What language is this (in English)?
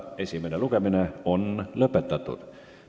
Estonian